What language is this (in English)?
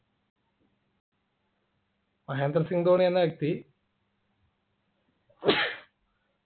Malayalam